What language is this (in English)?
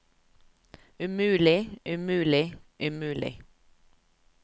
Norwegian